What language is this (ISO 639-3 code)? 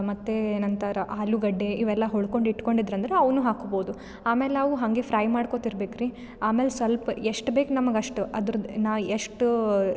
kan